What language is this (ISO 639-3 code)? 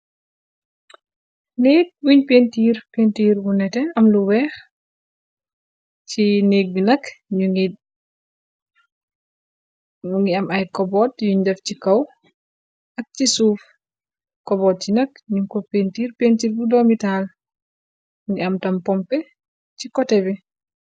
wol